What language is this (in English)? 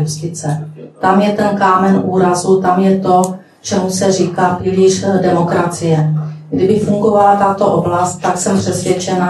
Czech